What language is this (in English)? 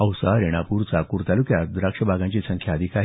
Marathi